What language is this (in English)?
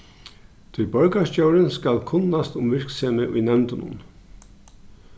Faroese